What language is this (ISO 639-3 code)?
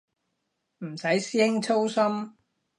yue